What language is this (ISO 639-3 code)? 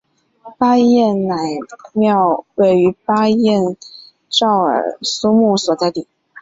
zho